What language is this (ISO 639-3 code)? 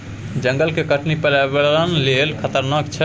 mai